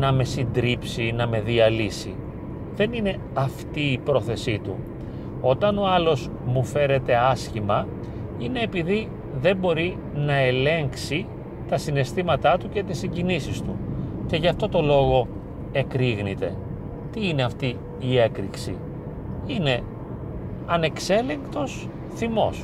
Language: Greek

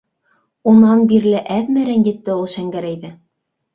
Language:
Bashkir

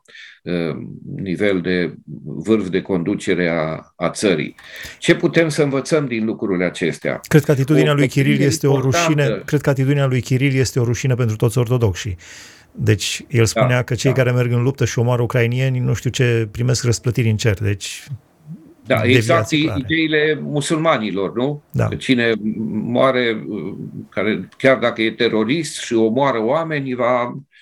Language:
Romanian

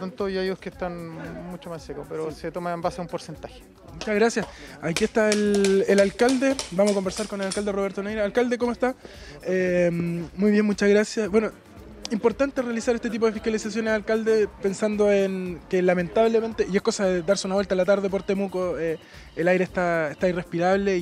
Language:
Spanish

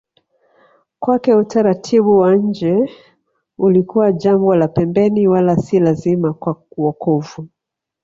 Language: Swahili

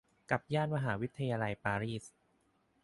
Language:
Thai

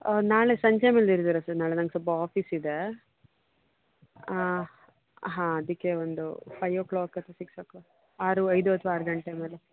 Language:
Kannada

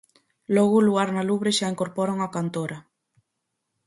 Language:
Galician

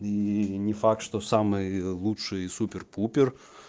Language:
Russian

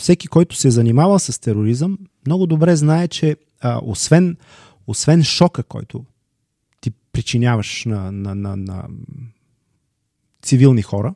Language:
Bulgarian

